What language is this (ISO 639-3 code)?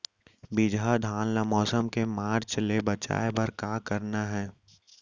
hne